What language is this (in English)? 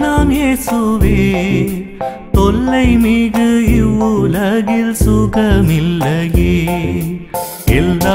Hindi